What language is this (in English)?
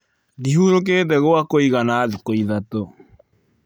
Kikuyu